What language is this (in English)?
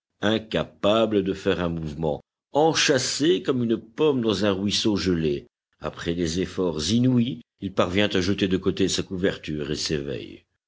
French